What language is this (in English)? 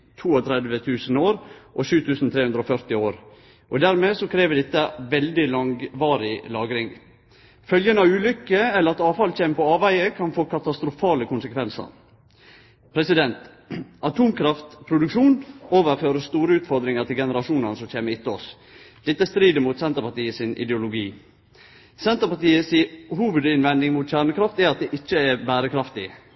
Norwegian Nynorsk